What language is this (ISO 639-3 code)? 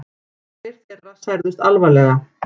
isl